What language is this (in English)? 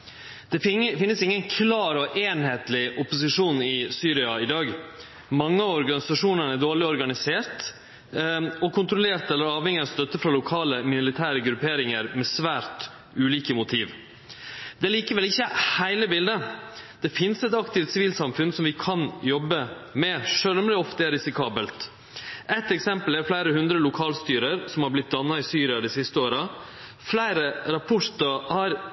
Norwegian Nynorsk